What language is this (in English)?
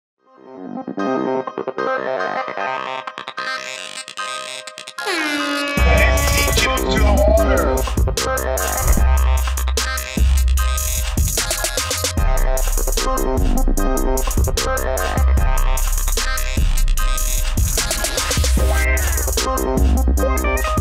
English